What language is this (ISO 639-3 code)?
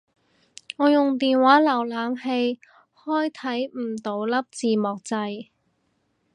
yue